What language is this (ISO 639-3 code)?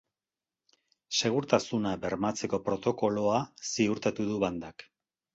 eus